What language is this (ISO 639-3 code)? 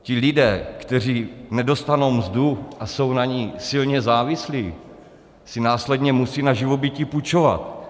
ces